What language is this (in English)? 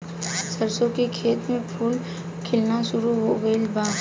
Bhojpuri